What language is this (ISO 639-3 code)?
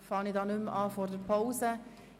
gsw